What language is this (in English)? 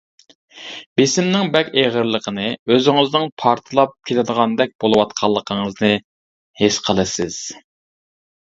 Uyghur